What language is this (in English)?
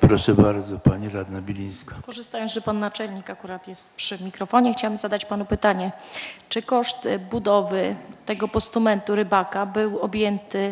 Polish